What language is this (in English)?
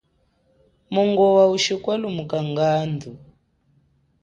Chokwe